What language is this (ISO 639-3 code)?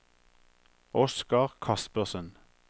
nor